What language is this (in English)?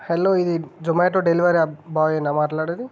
Telugu